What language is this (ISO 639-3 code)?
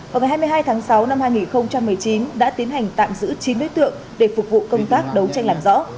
vie